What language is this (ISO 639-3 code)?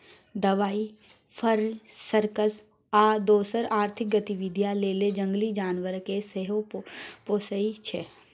mai